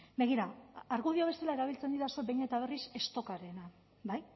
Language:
Basque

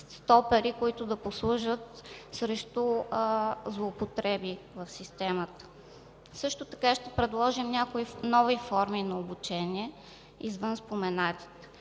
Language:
Bulgarian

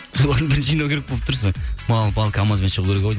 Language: Kazakh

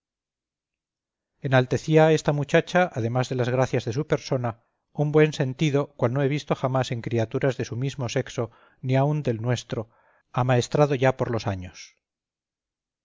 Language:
Spanish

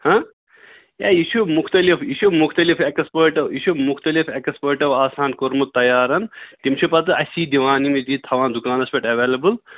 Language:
Kashmiri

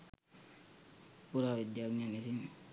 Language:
Sinhala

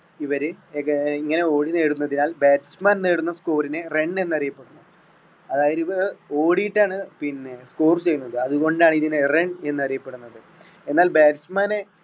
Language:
Malayalam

